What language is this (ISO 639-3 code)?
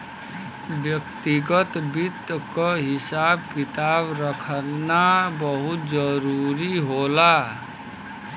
bho